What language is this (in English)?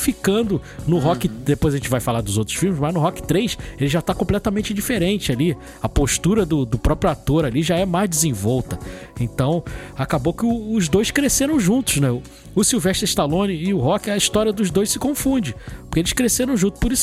Portuguese